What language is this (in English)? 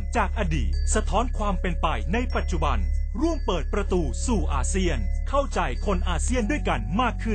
Thai